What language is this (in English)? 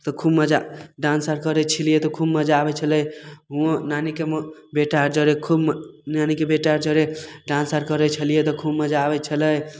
Maithili